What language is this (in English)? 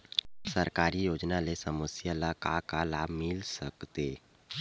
Chhattisgarhi